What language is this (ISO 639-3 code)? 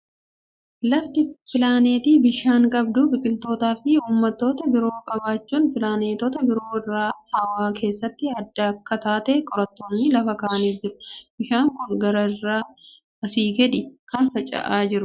orm